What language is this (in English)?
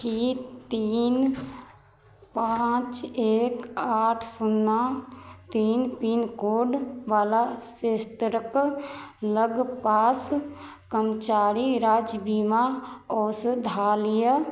Maithili